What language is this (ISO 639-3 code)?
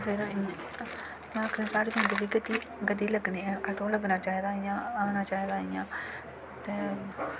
doi